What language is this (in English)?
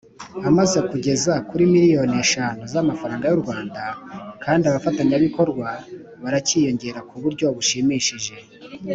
Kinyarwanda